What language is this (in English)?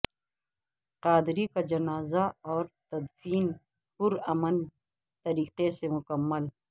Urdu